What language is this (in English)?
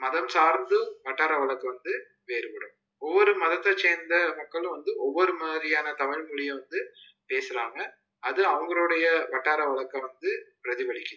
Tamil